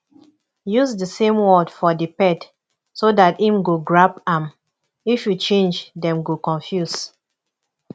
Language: Nigerian Pidgin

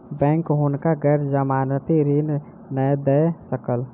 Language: Maithili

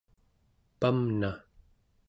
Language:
Central Yupik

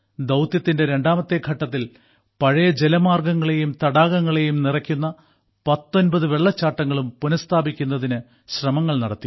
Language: Malayalam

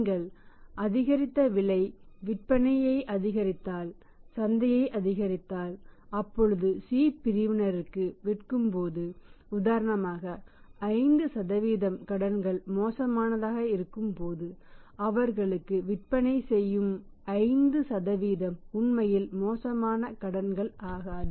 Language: Tamil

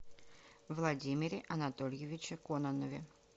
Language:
Russian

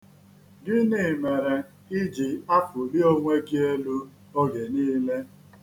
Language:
Igbo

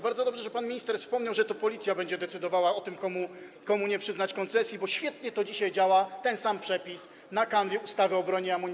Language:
Polish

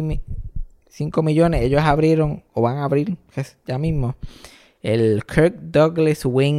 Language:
Spanish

